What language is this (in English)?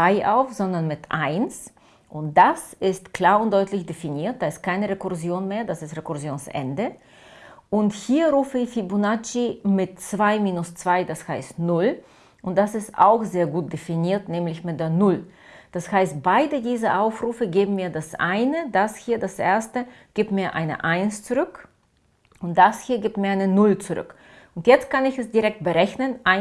German